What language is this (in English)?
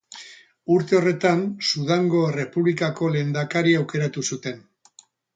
Basque